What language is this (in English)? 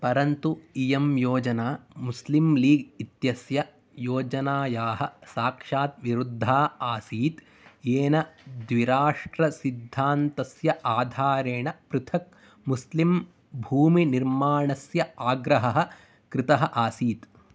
Sanskrit